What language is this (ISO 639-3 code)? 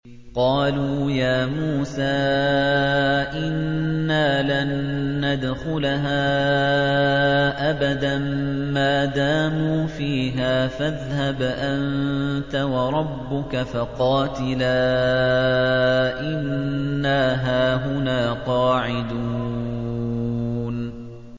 ara